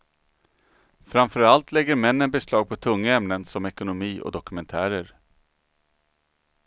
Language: Swedish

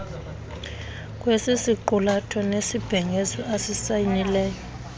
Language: Xhosa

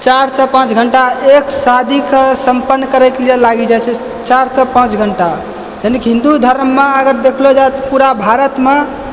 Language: Maithili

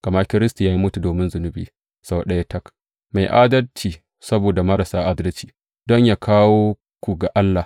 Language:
Hausa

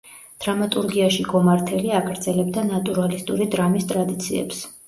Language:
Georgian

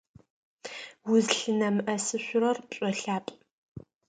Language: Adyghe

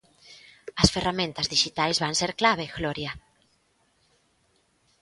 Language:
Galician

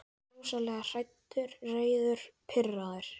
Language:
Icelandic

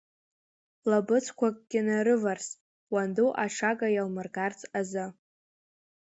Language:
Abkhazian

